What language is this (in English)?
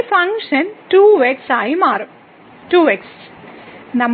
Malayalam